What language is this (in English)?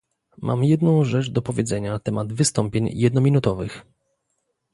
Polish